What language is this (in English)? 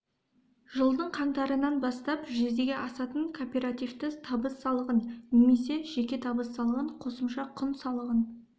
Kazakh